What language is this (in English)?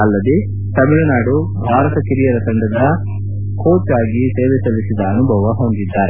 Kannada